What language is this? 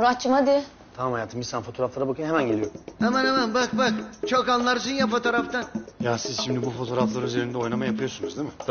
Turkish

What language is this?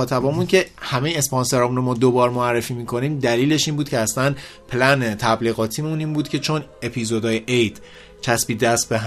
Persian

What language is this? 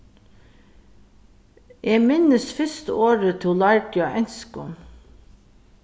Faroese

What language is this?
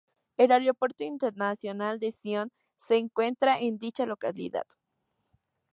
Spanish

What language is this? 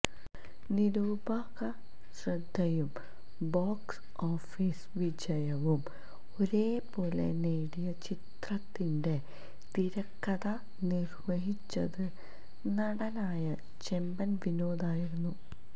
Malayalam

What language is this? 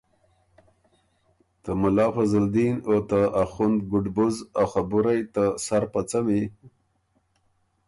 Ormuri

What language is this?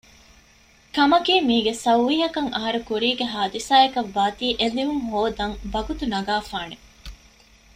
Divehi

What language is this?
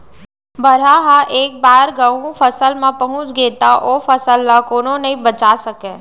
Chhattisgarhi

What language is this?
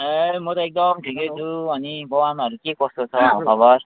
Nepali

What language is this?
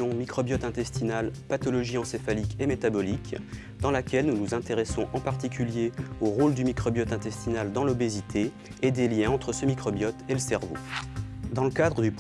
French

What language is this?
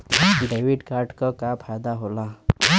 Bhojpuri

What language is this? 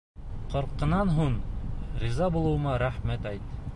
Bashkir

